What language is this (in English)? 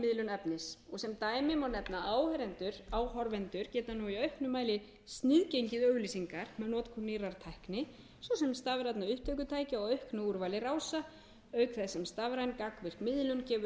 Icelandic